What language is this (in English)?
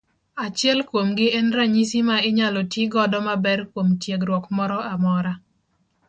Luo (Kenya and Tanzania)